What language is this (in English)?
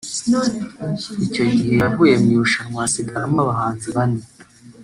Kinyarwanda